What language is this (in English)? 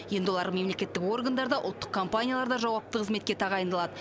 Kazakh